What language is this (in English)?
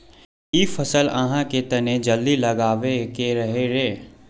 Magahi